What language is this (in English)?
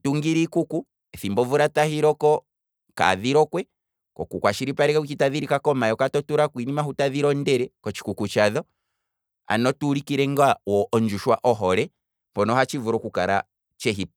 Kwambi